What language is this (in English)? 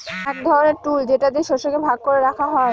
Bangla